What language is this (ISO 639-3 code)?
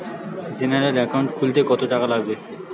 ben